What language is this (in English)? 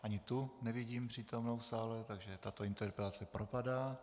Czech